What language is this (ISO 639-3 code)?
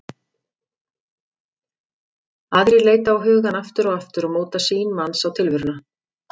isl